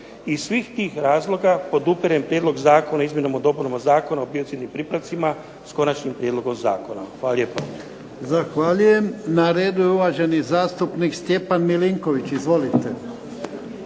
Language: Croatian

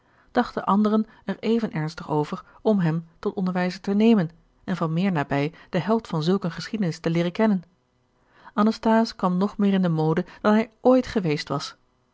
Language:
Dutch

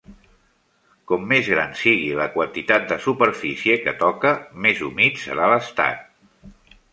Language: Catalan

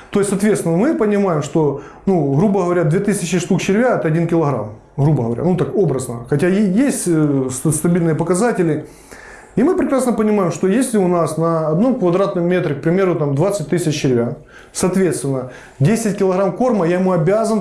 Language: Russian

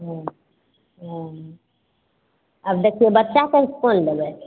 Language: Maithili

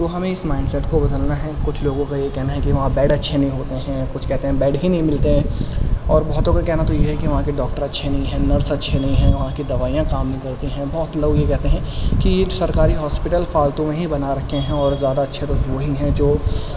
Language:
Urdu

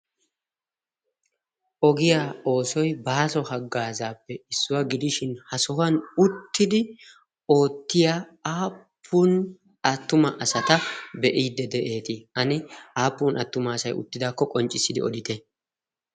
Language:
Wolaytta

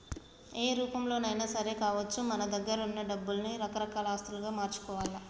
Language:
Telugu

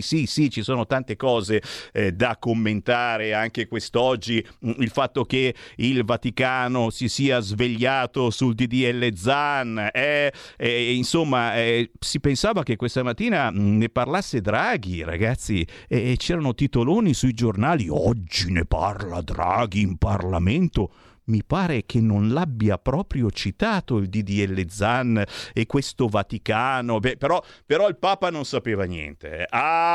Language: Italian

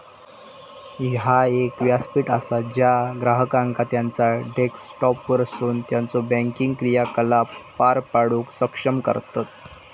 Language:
Marathi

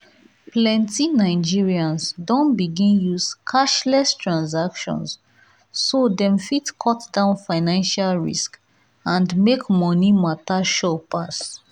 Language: Nigerian Pidgin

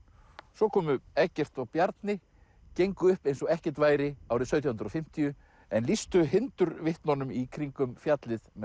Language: Icelandic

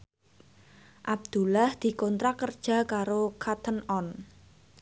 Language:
Javanese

